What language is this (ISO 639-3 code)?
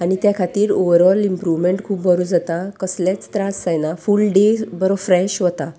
kok